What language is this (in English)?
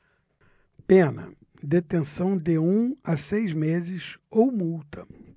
Portuguese